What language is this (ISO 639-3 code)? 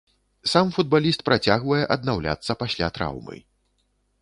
bel